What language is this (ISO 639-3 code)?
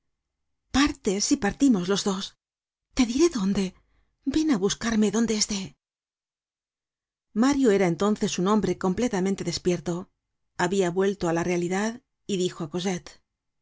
spa